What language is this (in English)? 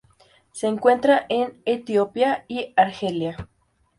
Spanish